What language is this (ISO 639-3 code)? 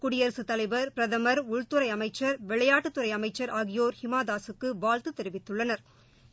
tam